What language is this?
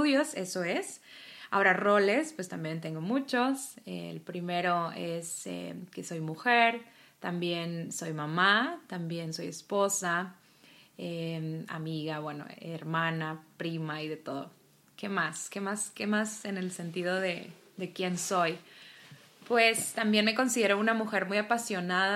Spanish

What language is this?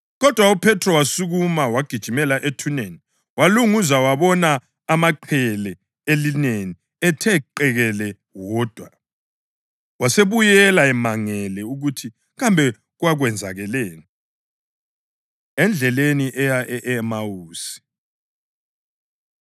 North Ndebele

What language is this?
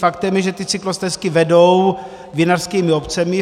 Czech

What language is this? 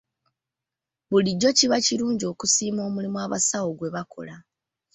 Ganda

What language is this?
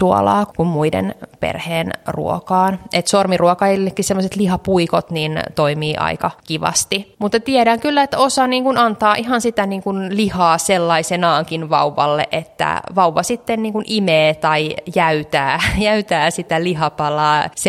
Finnish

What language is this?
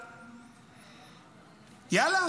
Hebrew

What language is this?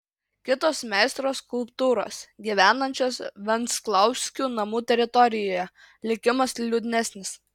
Lithuanian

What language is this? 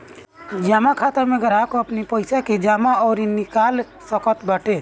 Bhojpuri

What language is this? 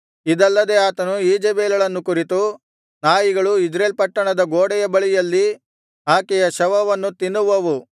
Kannada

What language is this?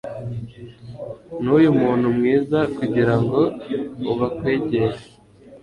Kinyarwanda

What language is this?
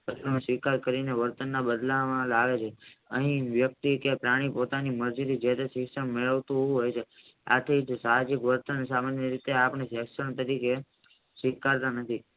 Gujarati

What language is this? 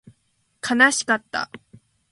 Japanese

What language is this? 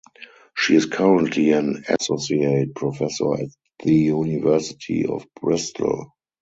English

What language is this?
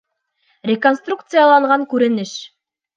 Bashkir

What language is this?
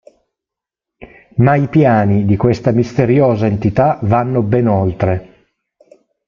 Italian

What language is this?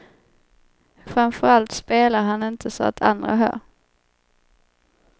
Swedish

